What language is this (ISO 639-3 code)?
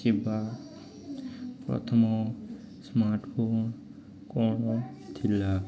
ori